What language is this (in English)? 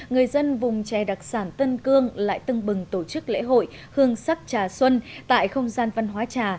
Vietnamese